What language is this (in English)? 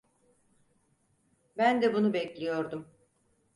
Turkish